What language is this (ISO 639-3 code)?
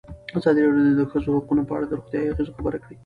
pus